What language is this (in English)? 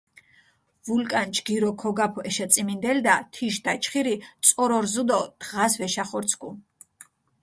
Mingrelian